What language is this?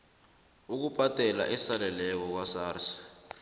South Ndebele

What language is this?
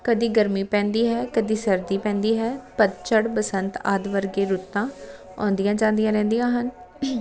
Punjabi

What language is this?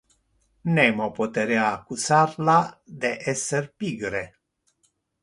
Interlingua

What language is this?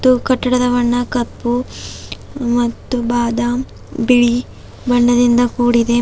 Kannada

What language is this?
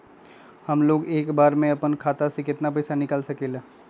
Magahi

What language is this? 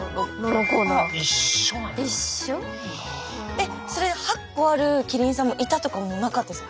Japanese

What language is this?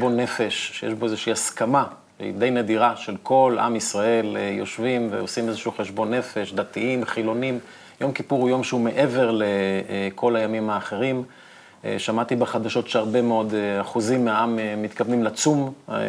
Hebrew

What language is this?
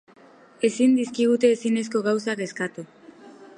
Basque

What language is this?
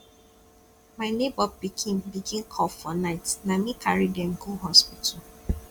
Nigerian Pidgin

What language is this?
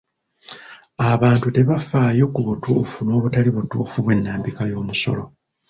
Ganda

